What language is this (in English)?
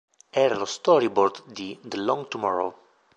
Italian